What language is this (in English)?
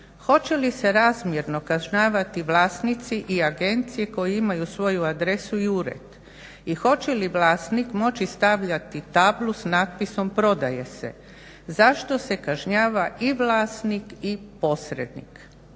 Croatian